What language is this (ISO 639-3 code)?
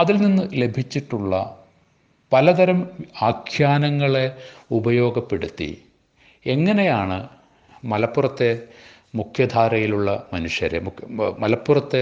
mal